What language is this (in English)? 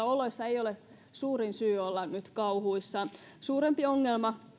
Finnish